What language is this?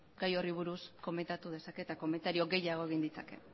Basque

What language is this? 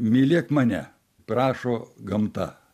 Lithuanian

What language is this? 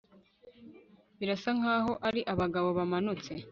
Kinyarwanda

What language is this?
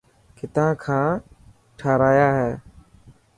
Dhatki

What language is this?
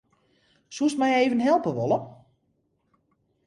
Western Frisian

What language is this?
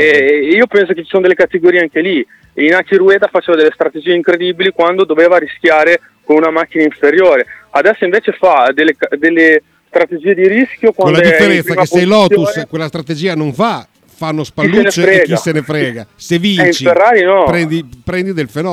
Italian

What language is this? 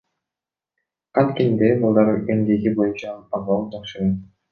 Kyrgyz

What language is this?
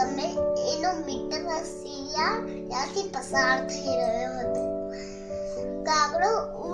Gujarati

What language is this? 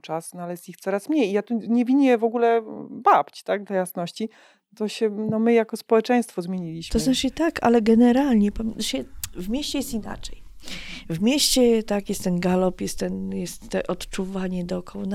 Polish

